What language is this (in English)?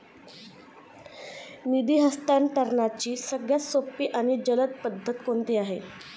Marathi